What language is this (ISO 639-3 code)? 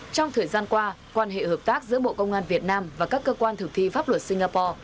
vie